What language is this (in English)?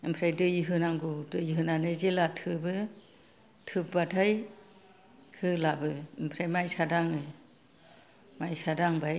Bodo